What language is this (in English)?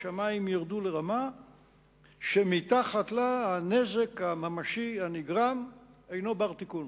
Hebrew